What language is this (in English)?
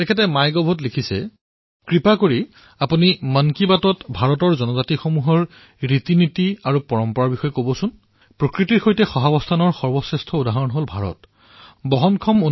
Assamese